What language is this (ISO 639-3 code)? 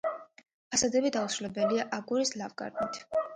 kat